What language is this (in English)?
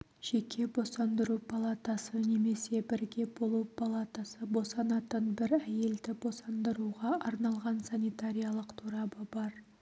Kazakh